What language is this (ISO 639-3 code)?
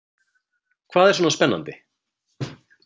isl